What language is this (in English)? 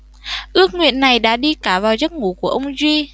Vietnamese